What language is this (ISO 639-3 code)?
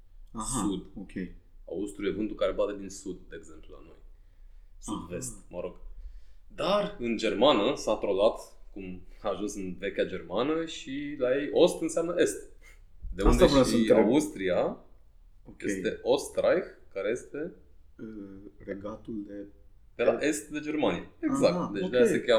ron